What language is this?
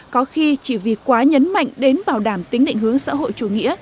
Vietnamese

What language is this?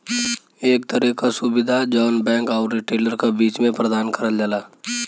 Bhojpuri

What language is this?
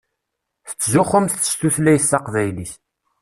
Kabyle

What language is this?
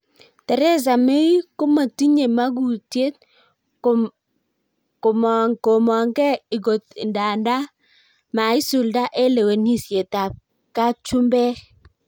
Kalenjin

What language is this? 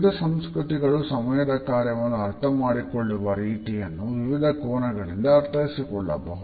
Kannada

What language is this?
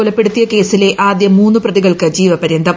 Malayalam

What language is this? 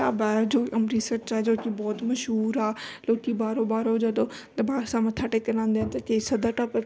Punjabi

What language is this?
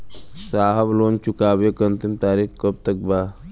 Bhojpuri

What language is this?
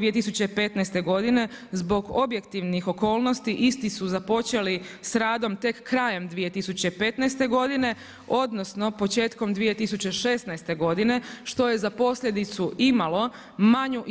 Croatian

